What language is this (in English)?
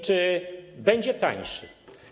Polish